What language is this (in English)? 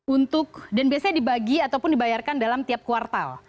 Indonesian